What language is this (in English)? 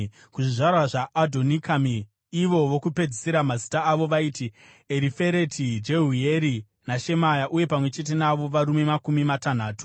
Shona